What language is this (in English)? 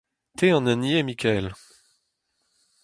Breton